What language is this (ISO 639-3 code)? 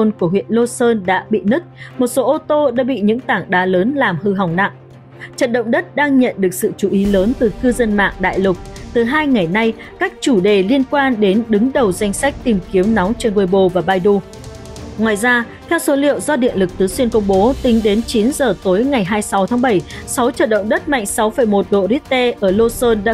vie